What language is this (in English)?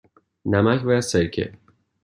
Persian